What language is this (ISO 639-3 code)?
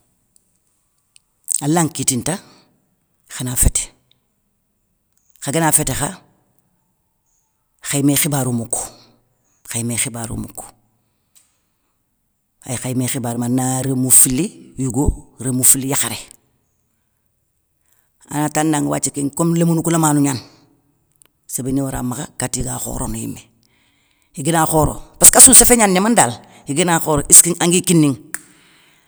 snk